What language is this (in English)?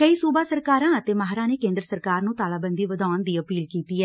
Punjabi